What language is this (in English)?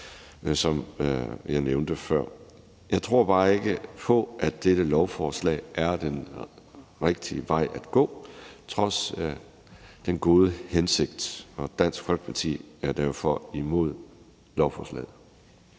Danish